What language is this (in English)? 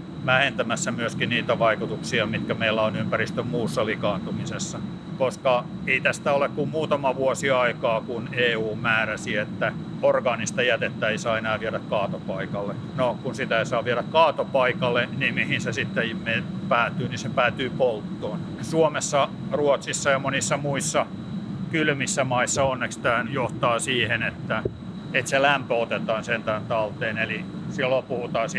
Finnish